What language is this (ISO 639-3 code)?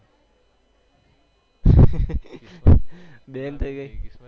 guj